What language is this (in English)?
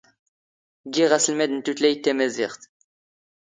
Standard Moroccan Tamazight